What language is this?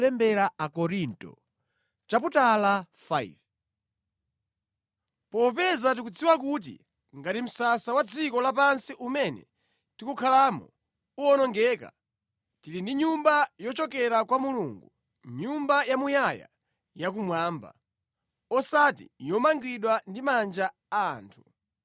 Nyanja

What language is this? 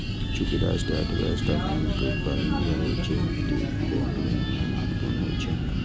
Maithili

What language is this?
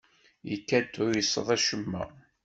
Kabyle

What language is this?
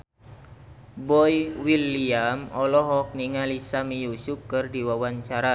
Sundanese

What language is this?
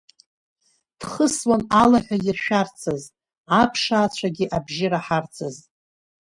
Abkhazian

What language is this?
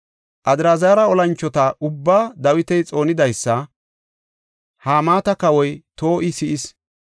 Gofa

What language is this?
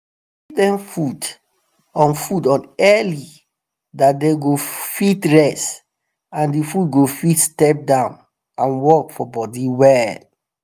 Nigerian Pidgin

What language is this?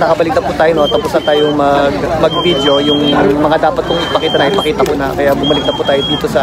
Filipino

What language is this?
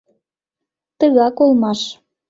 Mari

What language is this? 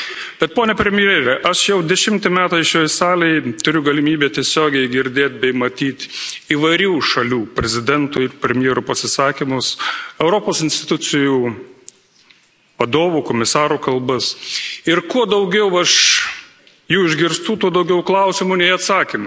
Lithuanian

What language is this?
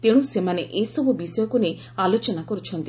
Odia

